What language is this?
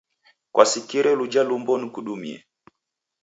Taita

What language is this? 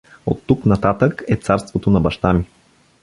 Bulgarian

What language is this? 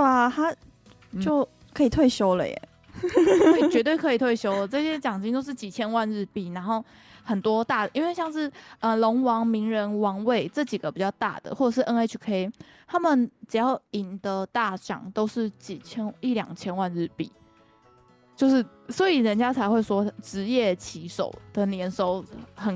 Chinese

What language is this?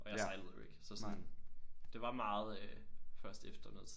Danish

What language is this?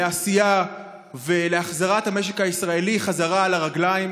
Hebrew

